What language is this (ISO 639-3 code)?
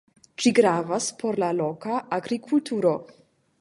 epo